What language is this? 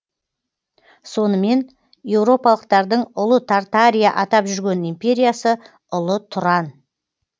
Kazakh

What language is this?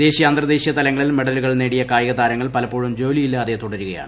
Malayalam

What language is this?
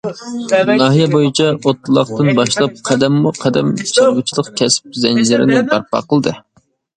Uyghur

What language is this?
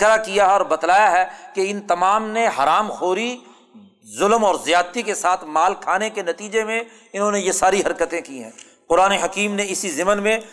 Urdu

